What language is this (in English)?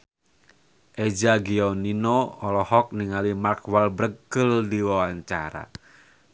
Sundanese